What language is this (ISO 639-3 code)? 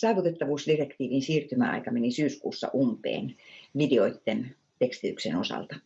fin